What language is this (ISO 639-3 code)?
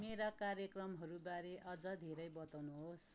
nep